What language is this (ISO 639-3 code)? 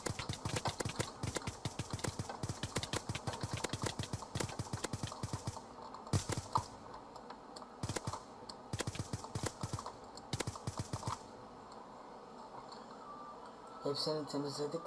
tur